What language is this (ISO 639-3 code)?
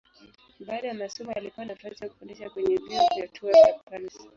swa